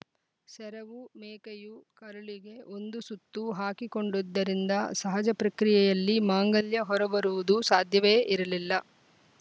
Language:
Kannada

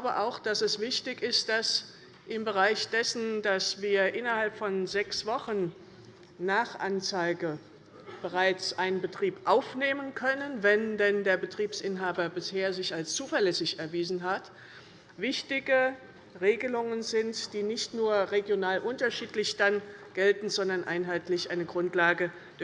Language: German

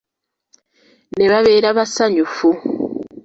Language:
Ganda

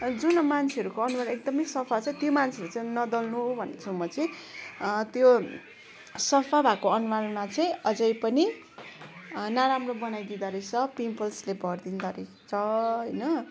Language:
Nepali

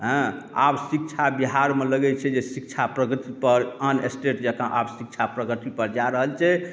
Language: Maithili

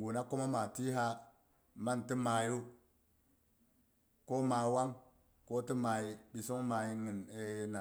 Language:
Boghom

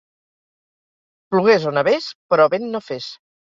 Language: Catalan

